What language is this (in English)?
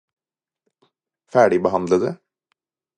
Norwegian Bokmål